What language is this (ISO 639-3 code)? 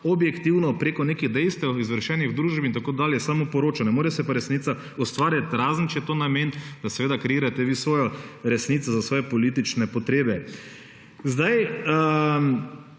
slv